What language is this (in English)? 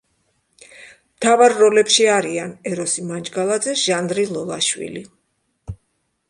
Georgian